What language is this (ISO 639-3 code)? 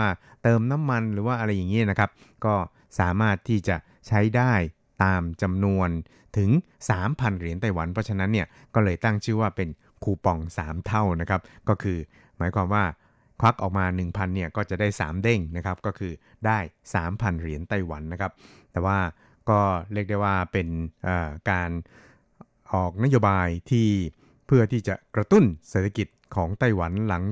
tha